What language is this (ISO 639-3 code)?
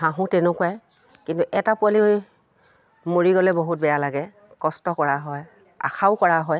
asm